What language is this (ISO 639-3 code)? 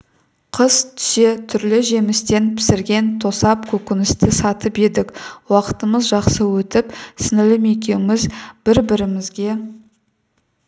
kaz